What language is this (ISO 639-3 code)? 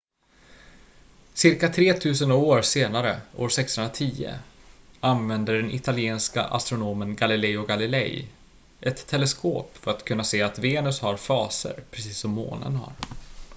swe